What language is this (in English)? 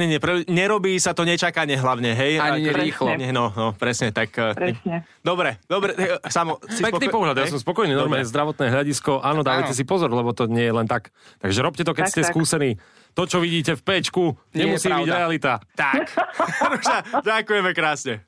Slovak